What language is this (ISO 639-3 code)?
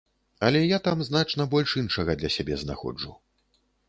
bel